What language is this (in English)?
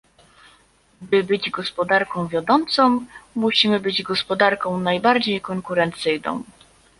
Polish